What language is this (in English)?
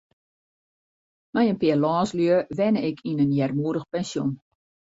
Western Frisian